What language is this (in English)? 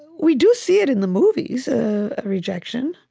English